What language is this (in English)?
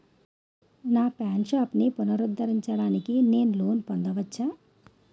Telugu